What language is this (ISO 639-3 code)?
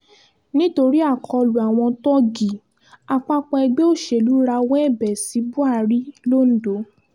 yor